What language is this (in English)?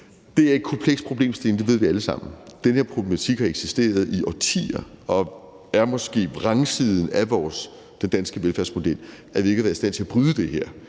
Danish